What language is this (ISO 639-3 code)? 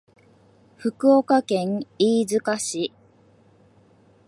jpn